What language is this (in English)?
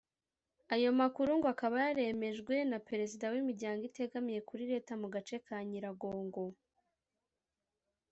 Kinyarwanda